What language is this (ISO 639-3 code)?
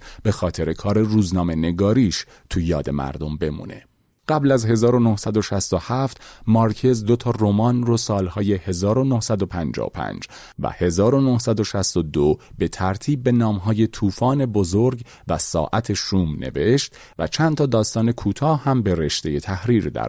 fas